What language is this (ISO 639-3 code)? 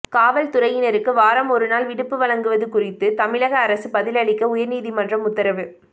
tam